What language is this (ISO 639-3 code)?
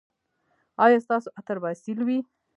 pus